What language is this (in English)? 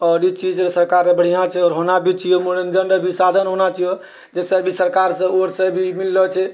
Maithili